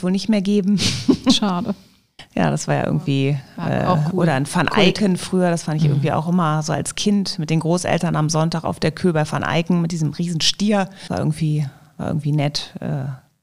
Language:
German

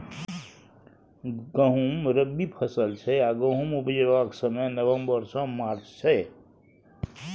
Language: Maithili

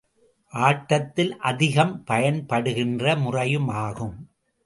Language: Tamil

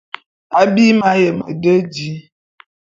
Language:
Bulu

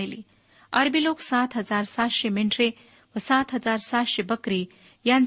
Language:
Marathi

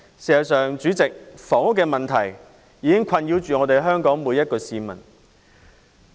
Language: Cantonese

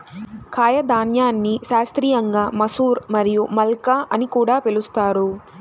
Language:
Telugu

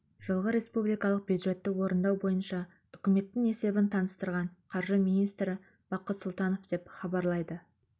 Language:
Kazakh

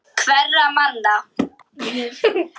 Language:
Icelandic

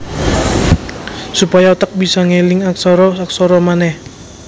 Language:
Javanese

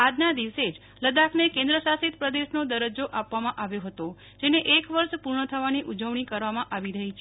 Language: Gujarati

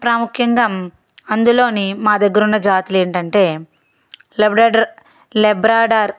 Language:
Telugu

